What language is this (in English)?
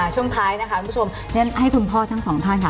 Thai